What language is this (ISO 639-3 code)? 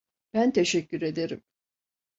tur